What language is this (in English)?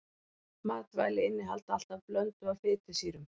Icelandic